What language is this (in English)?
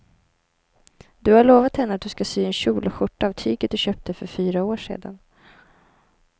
Swedish